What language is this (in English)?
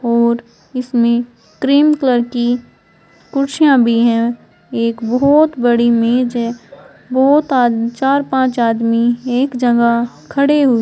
Hindi